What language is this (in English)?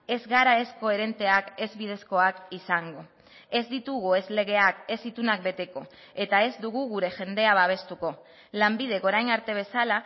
Basque